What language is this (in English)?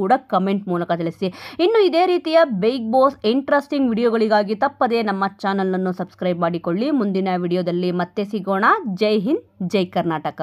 Kannada